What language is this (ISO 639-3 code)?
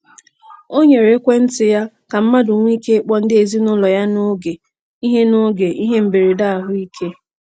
ibo